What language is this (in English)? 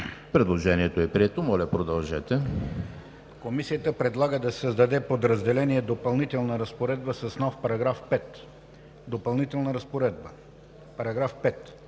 Bulgarian